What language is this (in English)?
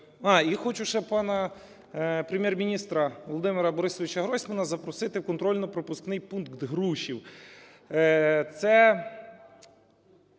Ukrainian